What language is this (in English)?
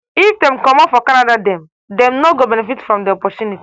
Nigerian Pidgin